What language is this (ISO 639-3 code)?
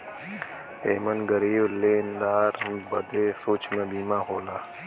bho